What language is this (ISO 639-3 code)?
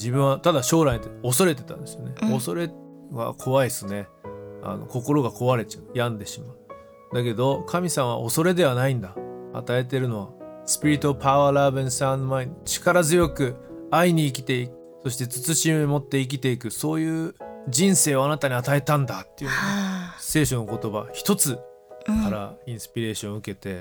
jpn